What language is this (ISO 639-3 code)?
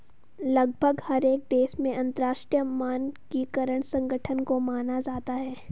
hin